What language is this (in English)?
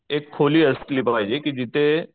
Marathi